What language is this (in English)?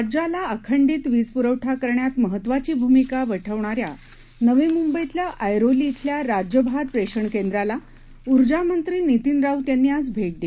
Marathi